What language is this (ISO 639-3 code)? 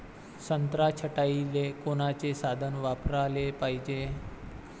mar